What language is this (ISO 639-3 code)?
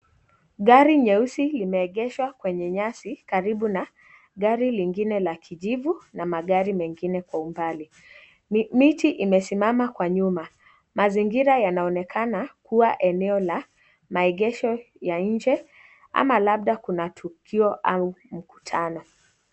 swa